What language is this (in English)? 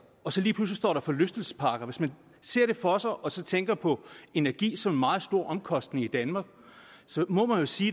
Danish